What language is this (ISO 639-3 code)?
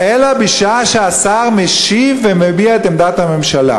heb